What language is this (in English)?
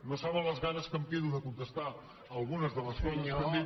Catalan